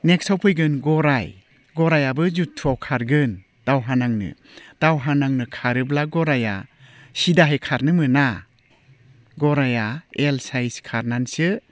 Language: Bodo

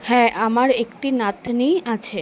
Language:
Bangla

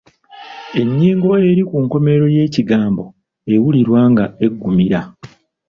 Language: Ganda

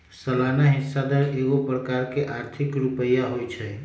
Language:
Magahi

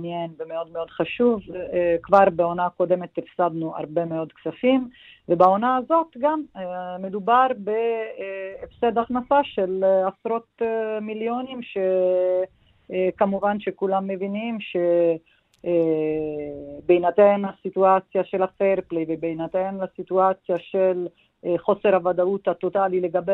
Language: Hebrew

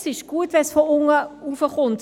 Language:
Swiss German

